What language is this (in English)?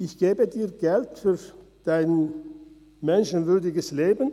Swiss German